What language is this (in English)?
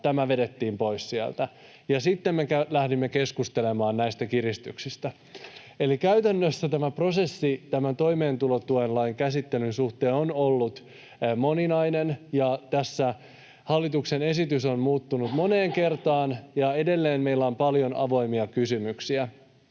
Finnish